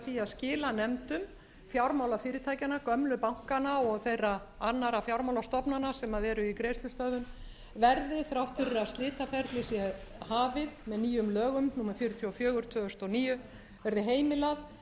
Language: Icelandic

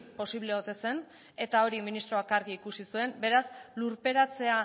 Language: Basque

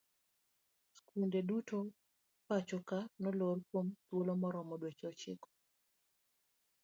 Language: Luo (Kenya and Tanzania)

